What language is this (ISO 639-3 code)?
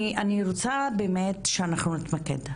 heb